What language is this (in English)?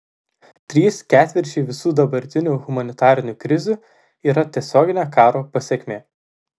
Lithuanian